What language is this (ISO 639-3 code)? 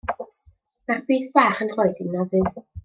cym